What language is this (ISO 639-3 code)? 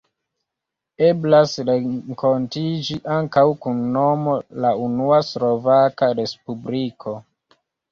epo